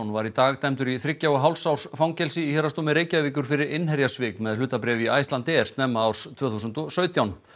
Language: Icelandic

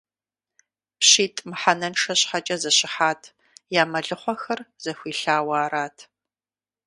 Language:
Kabardian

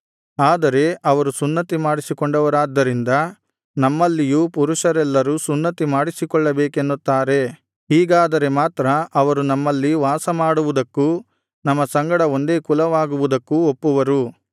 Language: Kannada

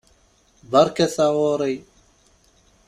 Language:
Kabyle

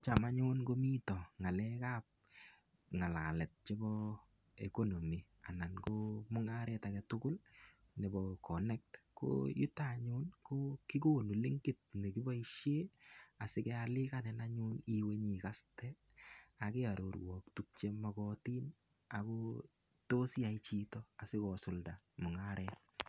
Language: Kalenjin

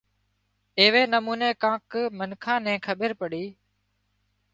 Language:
Wadiyara Koli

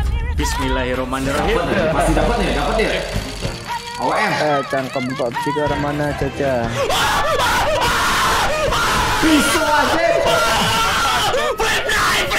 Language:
Indonesian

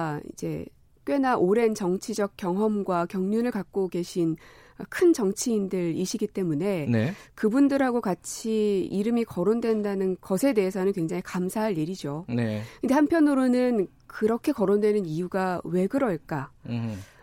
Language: Korean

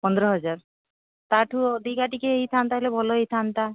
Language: Odia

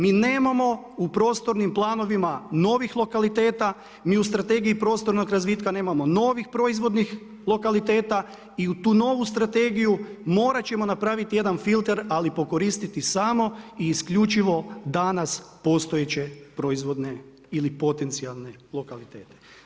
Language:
Croatian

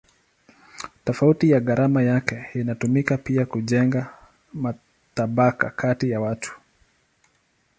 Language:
Swahili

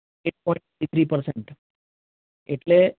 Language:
Gujarati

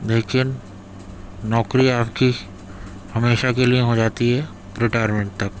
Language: Urdu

